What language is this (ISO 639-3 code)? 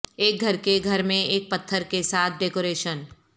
urd